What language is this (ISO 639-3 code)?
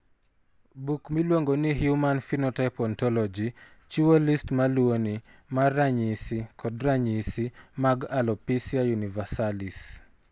luo